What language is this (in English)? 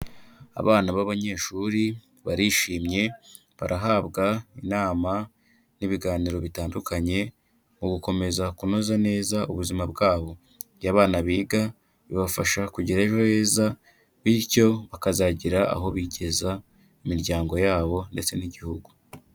Kinyarwanda